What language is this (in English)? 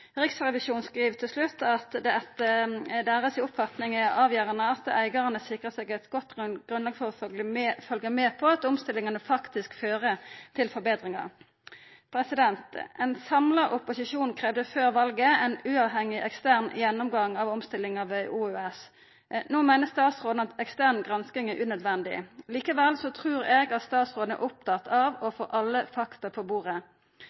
Norwegian Nynorsk